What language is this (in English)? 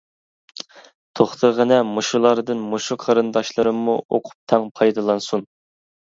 Uyghur